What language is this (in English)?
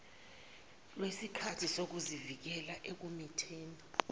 Zulu